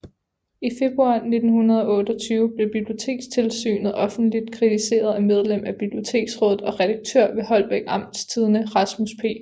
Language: Danish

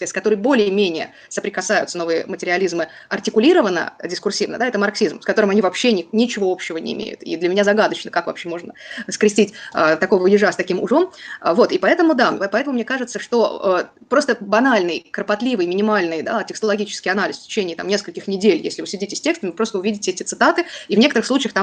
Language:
Russian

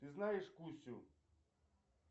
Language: Russian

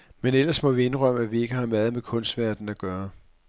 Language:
Danish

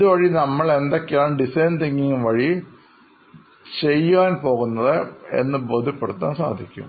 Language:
Malayalam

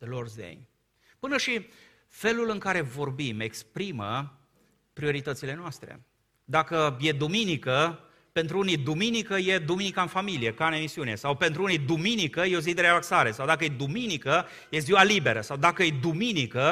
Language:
Romanian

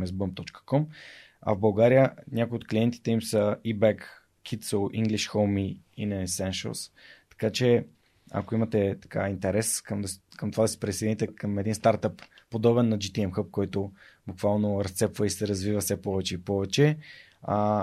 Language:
Bulgarian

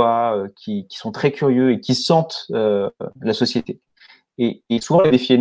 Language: French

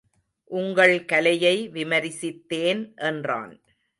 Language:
Tamil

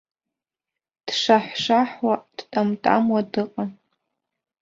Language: Abkhazian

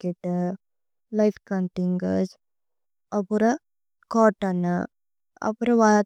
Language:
Tulu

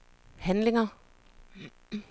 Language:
Danish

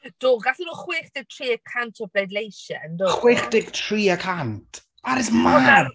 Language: Welsh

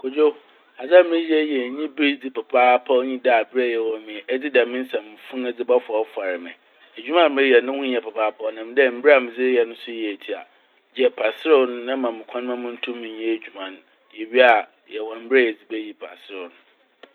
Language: Akan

